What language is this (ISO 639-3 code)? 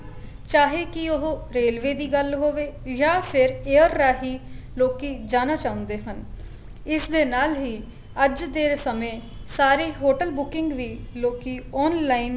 pan